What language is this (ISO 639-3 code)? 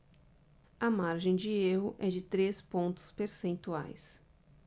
por